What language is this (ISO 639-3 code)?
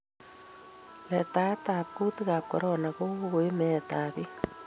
kln